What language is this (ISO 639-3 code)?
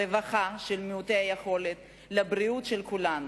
heb